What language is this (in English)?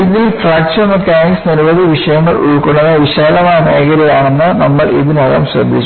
Malayalam